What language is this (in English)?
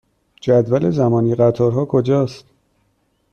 Persian